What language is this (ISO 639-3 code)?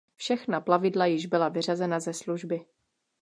ces